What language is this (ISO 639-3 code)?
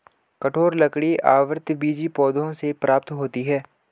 hin